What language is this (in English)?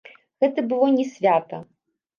Belarusian